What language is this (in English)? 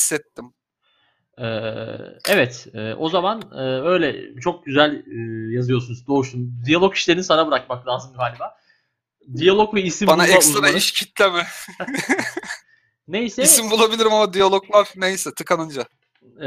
Turkish